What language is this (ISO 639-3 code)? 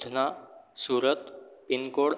guj